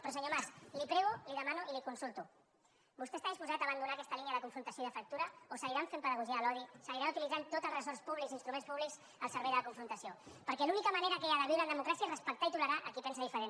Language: Catalan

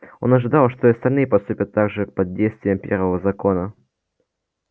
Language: Russian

